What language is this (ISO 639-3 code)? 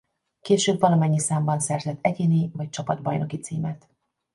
hun